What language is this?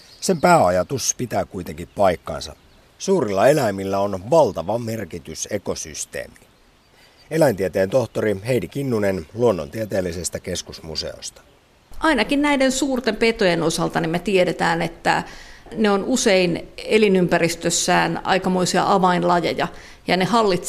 Finnish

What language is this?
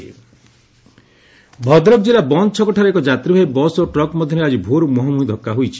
Odia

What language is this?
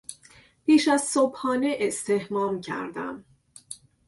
Persian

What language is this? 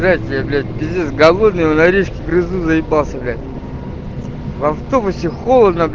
Russian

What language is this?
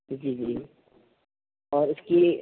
Urdu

